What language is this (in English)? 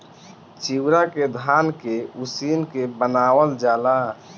Bhojpuri